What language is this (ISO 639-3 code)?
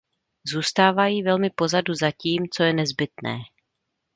ces